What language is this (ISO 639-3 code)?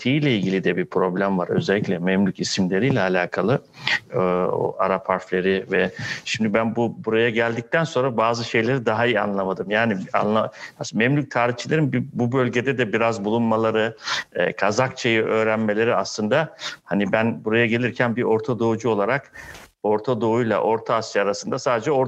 tur